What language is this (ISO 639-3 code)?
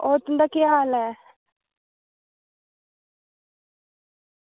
doi